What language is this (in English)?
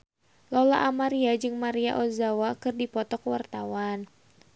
Sundanese